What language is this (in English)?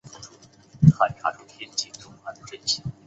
Chinese